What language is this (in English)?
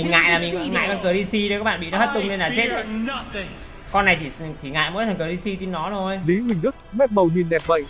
Vietnamese